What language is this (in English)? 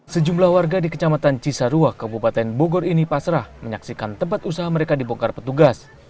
Indonesian